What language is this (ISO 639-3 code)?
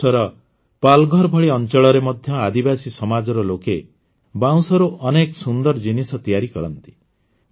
ori